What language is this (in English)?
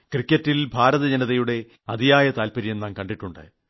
Malayalam